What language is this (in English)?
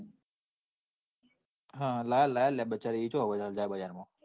Gujarati